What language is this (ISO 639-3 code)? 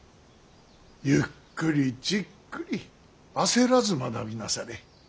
jpn